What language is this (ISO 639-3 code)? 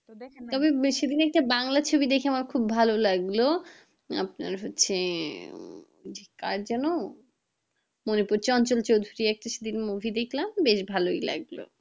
ben